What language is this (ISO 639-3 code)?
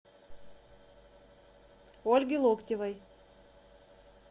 rus